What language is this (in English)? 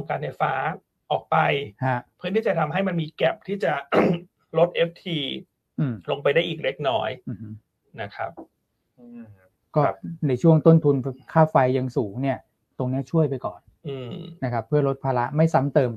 Thai